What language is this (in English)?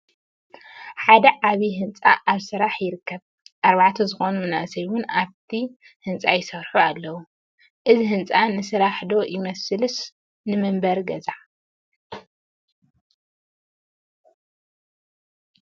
Tigrinya